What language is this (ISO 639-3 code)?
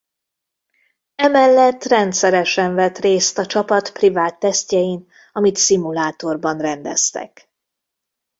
hun